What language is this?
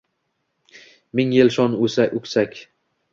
Uzbek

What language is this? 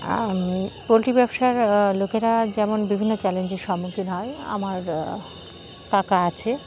Bangla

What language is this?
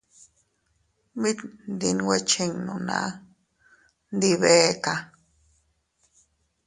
Teutila Cuicatec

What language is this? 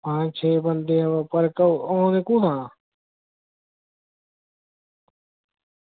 Dogri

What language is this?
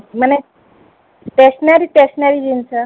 Odia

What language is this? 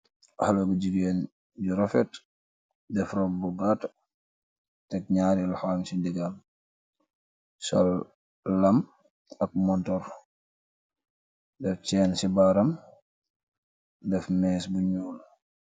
Wolof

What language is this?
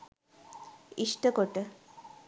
Sinhala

